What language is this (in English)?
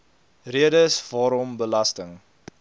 Afrikaans